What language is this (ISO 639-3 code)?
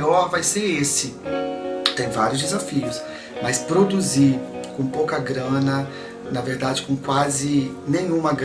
por